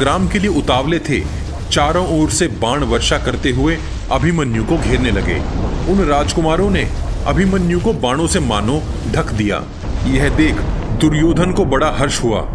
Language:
Hindi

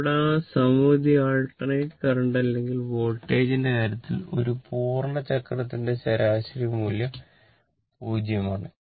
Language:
Malayalam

